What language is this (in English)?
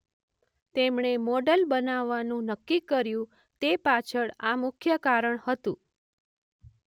Gujarati